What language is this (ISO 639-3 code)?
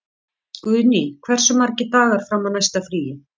isl